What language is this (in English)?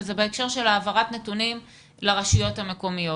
Hebrew